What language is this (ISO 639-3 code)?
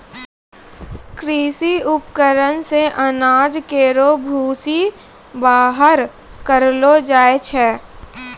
mai